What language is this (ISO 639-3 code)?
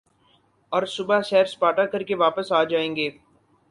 urd